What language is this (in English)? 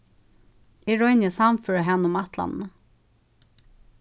Faroese